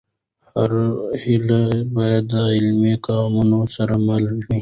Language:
Pashto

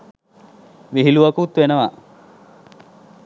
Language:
Sinhala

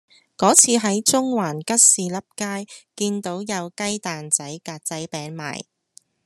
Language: Cantonese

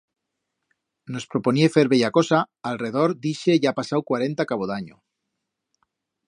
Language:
Aragonese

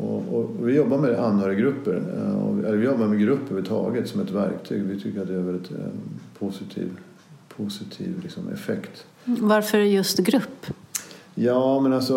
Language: Swedish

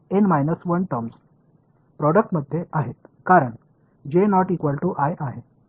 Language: Marathi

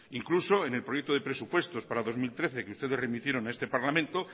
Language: Spanish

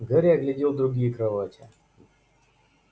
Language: Russian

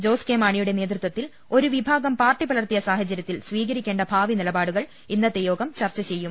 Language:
Malayalam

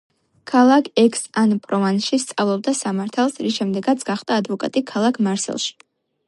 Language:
Georgian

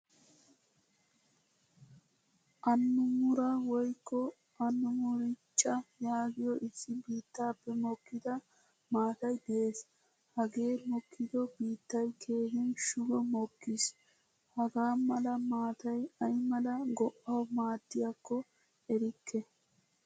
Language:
Wolaytta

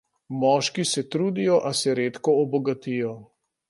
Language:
Slovenian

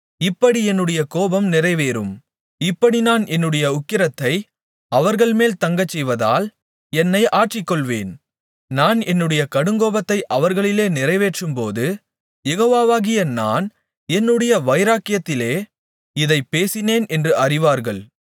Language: Tamil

